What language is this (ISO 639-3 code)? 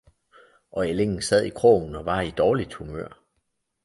dan